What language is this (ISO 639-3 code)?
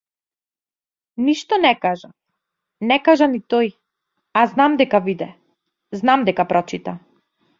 mkd